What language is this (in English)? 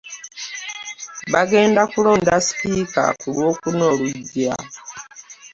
Ganda